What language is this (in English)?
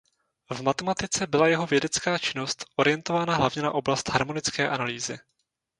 Czech